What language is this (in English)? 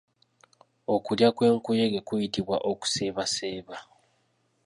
Ganda